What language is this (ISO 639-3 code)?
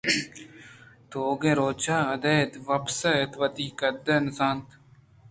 bgp